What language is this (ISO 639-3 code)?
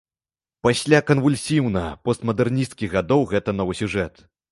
bel